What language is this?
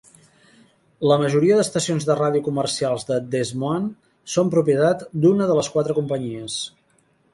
Catalan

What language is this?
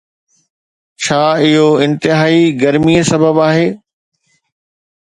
Sindhi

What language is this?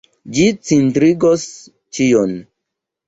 Esperanto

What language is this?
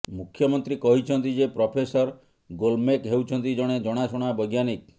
Odia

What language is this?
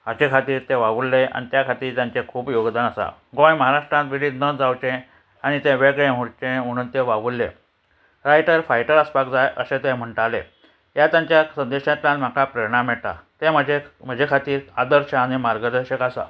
Konkani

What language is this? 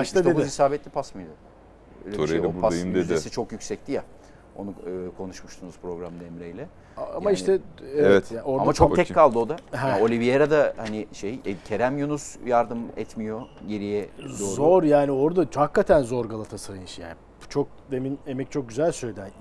Turkish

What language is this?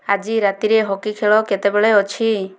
Odia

